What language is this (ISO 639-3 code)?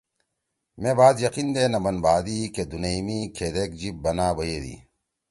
trw